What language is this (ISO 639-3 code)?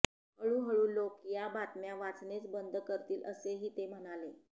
mar